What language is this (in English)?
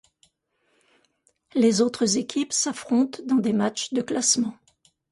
French